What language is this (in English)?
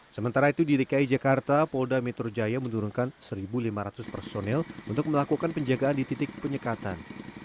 Indonesian